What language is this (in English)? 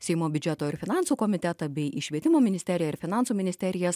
Lithuanian